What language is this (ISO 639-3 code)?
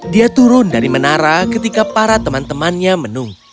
ind